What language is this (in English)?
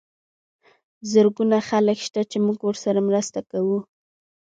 Pashto